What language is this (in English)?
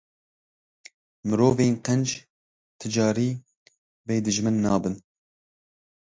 Kurdish